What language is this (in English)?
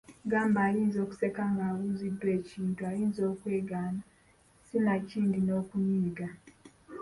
Ganda